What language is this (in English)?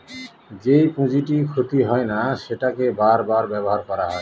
Bangla